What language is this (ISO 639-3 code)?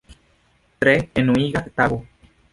epo